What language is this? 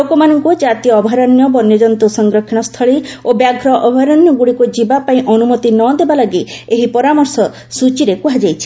Odia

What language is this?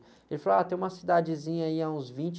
Portuguese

